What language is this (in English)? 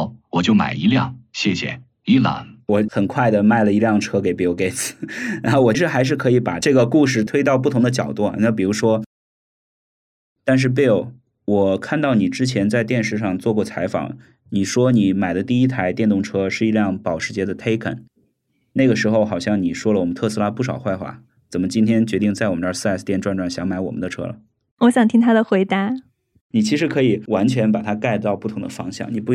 Chinese